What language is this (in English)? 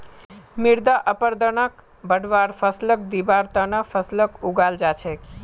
Magahi